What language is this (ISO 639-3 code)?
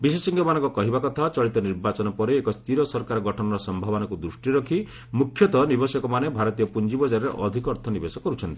ori